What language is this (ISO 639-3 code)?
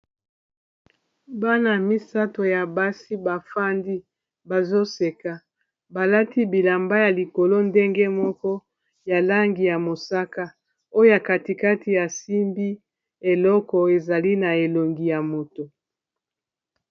lin